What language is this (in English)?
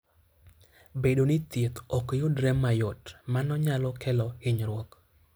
Luo (Kenya and Tanzania)